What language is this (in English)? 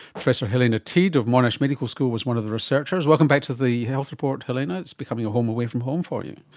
English